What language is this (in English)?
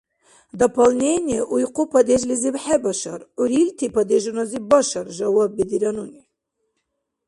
Dargwa